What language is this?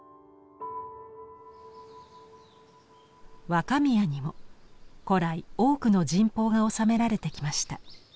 Japanese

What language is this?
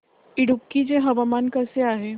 Marathi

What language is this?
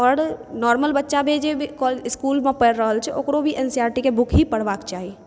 Maithili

